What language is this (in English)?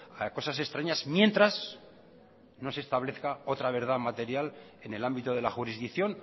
Spanish